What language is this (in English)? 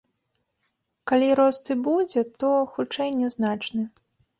Belarusian